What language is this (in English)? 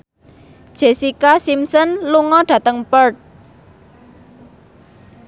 Javanese